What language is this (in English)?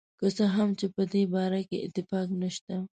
Pashto